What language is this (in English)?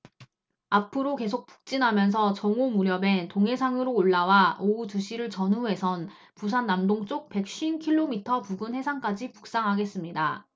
Korean